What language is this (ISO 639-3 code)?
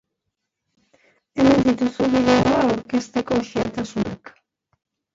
eus